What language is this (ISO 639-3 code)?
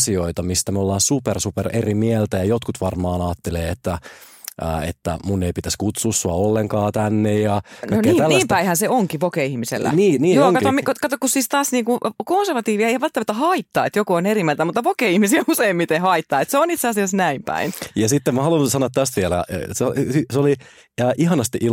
fin